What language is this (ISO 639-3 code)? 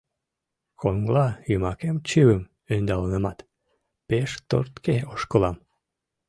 chm